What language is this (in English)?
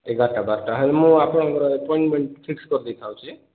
Odia